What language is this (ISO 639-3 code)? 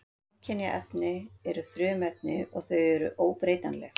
isl